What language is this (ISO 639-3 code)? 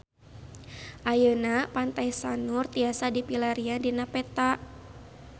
sun